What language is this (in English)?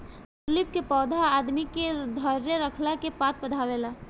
Bhojpuri